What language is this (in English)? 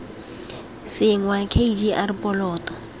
Tswana